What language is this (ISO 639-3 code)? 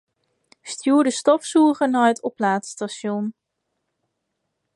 fry